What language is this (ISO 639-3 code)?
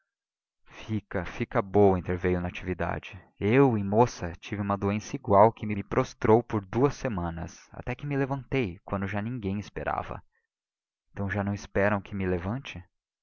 por